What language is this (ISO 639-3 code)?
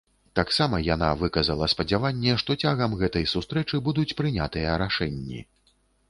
bel